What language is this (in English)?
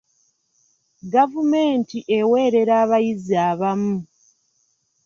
Ganda